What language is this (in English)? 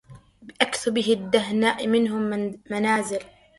Arabic